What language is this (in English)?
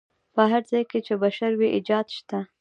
Pashto